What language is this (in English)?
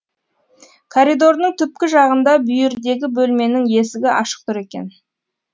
Kazakh